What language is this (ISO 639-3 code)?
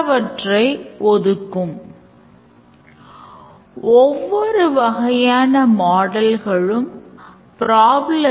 tam